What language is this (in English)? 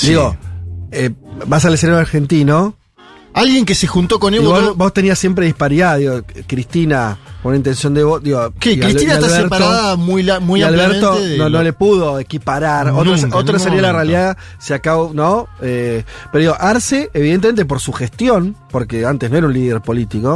Spanish